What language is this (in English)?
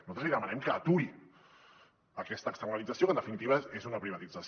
Catalan